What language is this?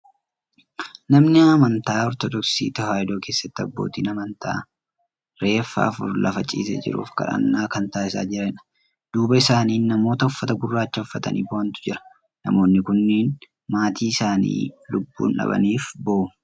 Oromo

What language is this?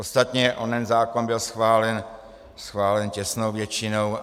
Czech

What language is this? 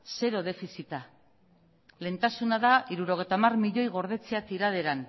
Basque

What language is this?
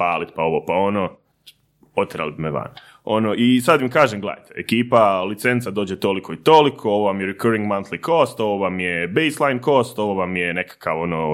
Croatian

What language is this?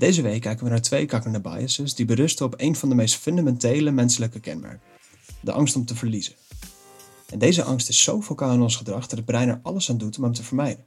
Dutch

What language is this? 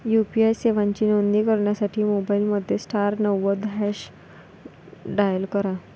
Marathi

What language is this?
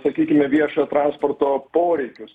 Lithuanian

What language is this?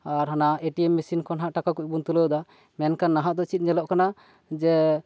Santali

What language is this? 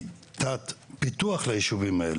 Hebrew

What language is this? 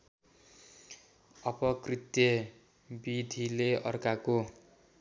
Nepali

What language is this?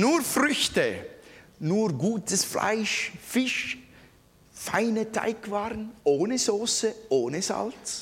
German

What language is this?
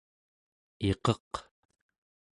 Central Yupik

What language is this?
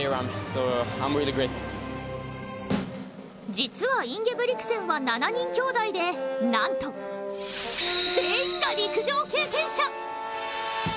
Japanese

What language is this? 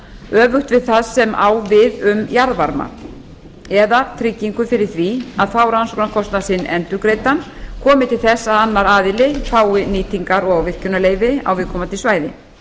Icelandic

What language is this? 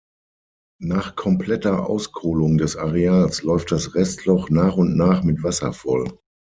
German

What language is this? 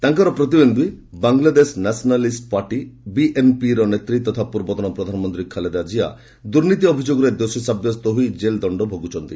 Odia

